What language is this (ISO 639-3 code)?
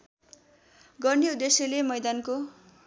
nep